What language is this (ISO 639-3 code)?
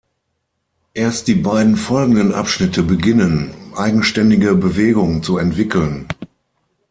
deu